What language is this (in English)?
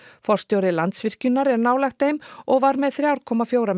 Icelandic